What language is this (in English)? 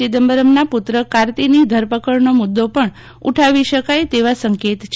Gujarati